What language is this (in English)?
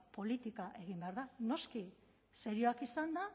Basque